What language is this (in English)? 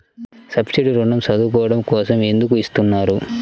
Telugu